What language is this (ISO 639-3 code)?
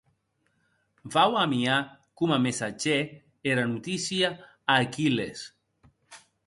oci